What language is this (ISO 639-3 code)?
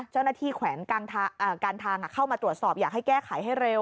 tha